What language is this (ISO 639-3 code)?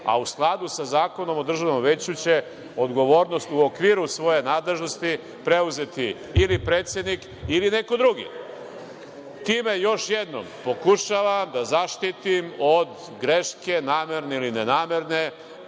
srp